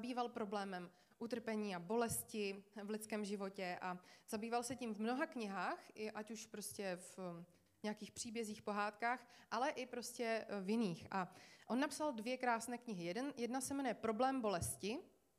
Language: Czech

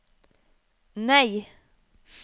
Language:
Norwegian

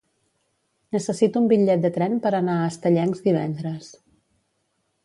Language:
Catalan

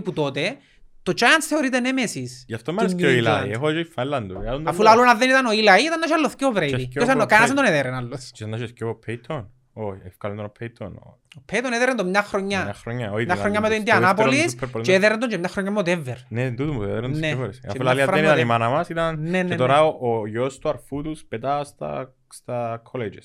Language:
Greek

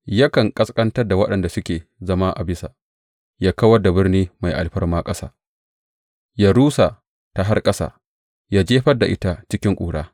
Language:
Hausa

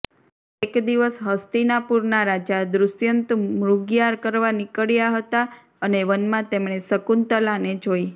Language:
Gujarati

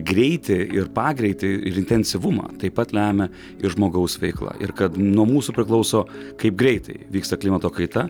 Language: Lithuanian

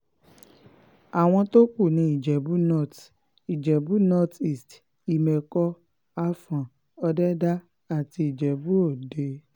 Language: Yoruba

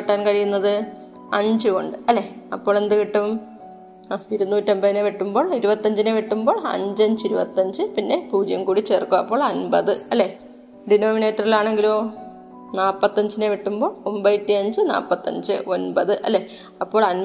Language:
Malayalam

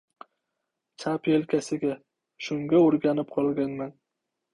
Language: Uzbek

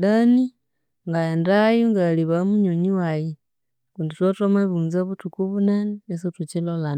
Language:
Konzo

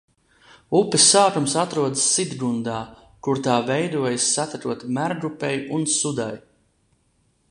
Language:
Latvian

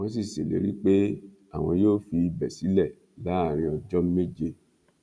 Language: Yoruba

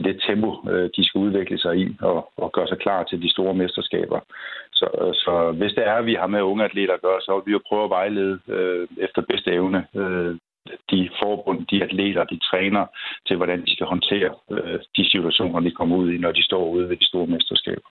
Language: Danish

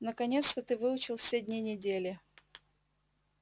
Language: Russian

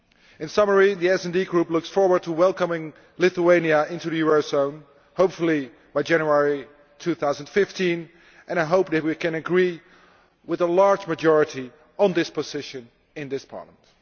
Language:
English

